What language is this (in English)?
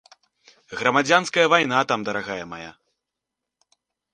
Belarusian